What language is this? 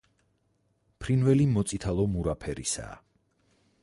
Georgian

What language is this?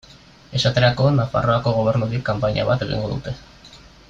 Basque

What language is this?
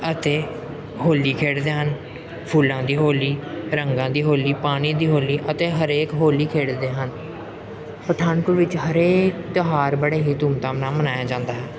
Punjabi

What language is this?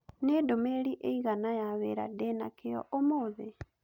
Kikuyu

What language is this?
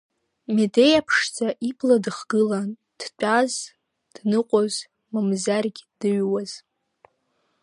Abkhazian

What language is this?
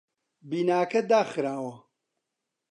Central Kurdish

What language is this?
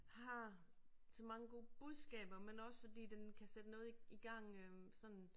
Danish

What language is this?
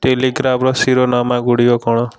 Odia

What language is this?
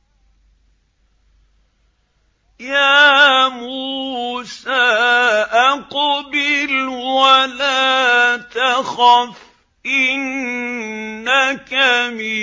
Arabic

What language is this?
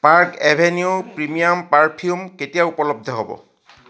Assamese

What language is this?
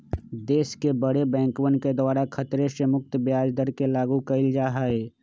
Magahi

